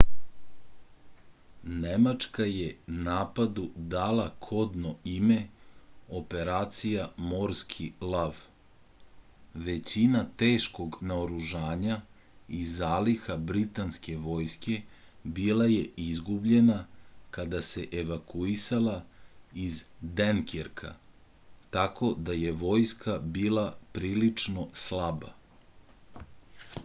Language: Serbian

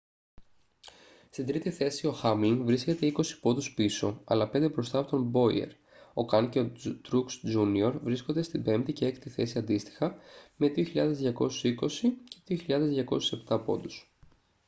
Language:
Greek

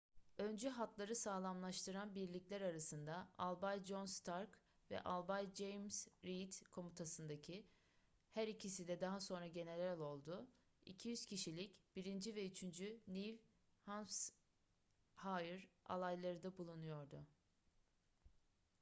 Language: Turkish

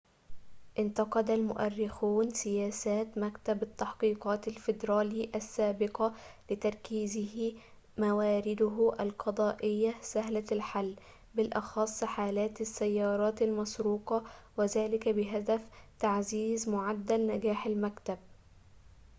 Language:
Arabic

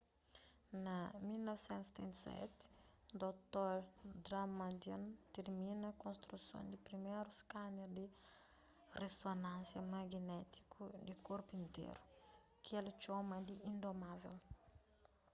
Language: Kabuverdianu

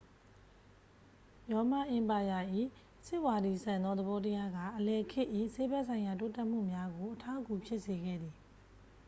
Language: Burmese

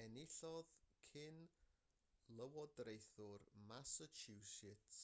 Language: Welsh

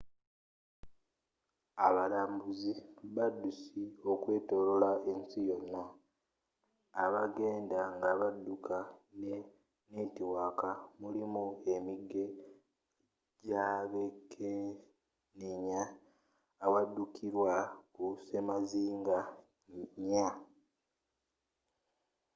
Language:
Ganda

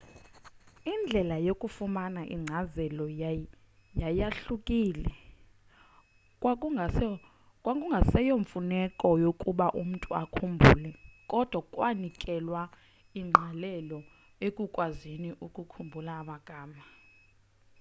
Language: Xhosa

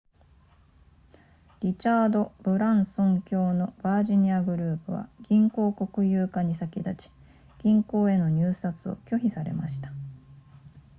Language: Japanese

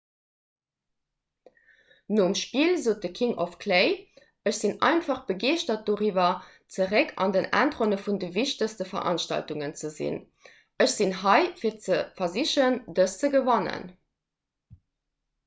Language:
Luxembourgish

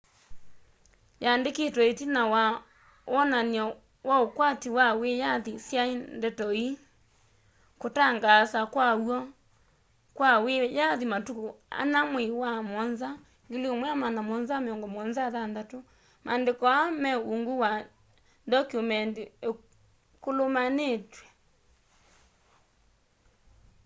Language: Kamba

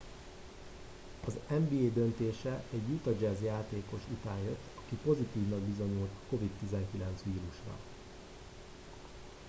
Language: Hungarian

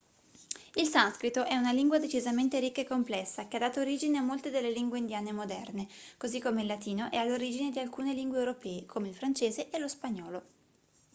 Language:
Italian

